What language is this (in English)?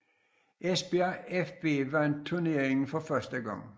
Danish